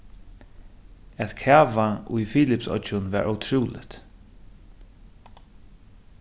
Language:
Faroese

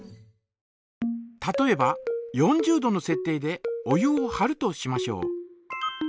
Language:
Japanese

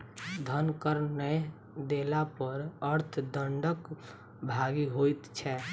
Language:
Maithili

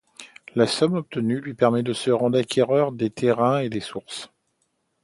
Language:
French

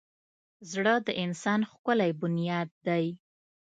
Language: Pashto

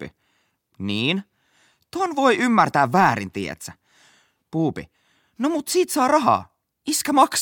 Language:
Finnish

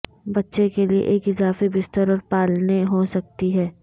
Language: Urdu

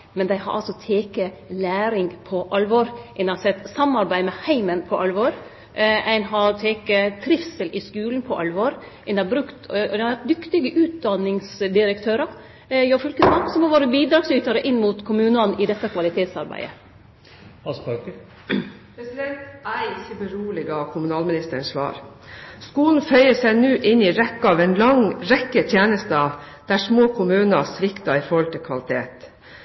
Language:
Norwegian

